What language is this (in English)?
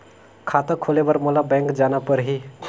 Chhattisgarhi